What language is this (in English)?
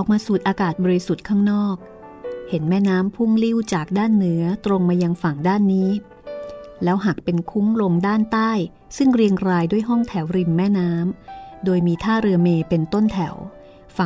Thai